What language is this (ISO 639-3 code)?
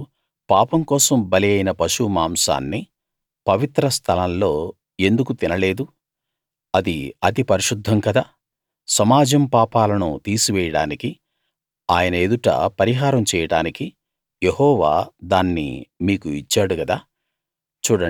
tel